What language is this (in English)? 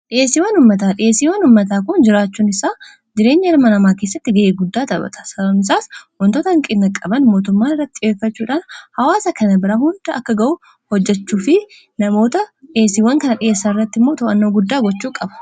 Oromo